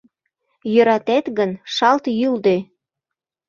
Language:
Mari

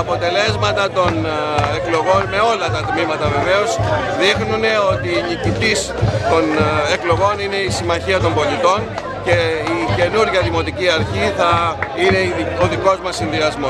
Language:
Greek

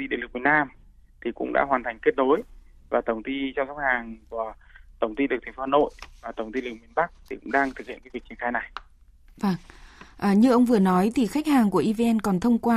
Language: Vietnamese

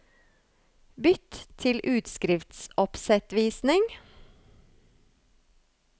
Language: Norwegian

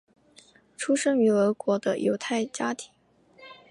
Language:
Chinese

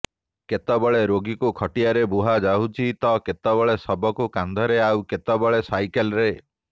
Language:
Odia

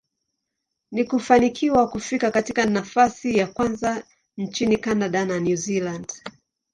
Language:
Swahili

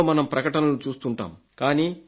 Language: Telugu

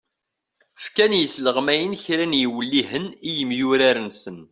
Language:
Kabyle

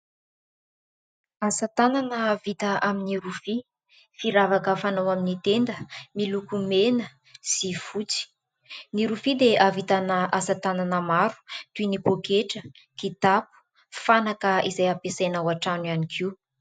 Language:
Malagasy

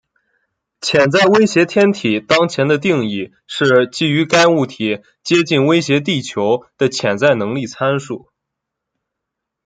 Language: Chinese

